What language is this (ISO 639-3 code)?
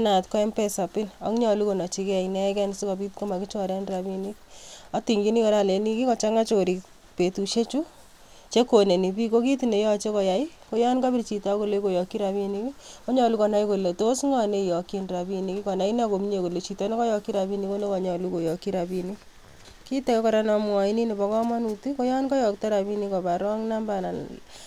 kln